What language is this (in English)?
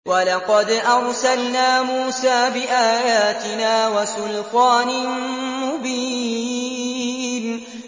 Arabic